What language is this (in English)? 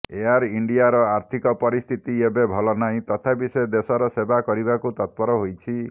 Odia